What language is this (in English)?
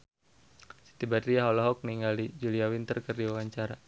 Sundanese